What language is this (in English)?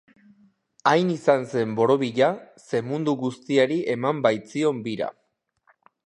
Basque